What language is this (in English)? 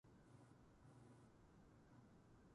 Japanese